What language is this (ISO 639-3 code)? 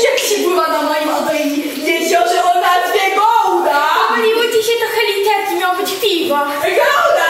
pol